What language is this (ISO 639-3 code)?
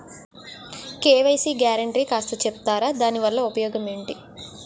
tel